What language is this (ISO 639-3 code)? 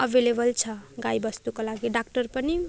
nep